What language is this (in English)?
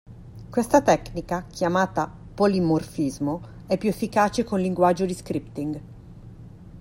Italian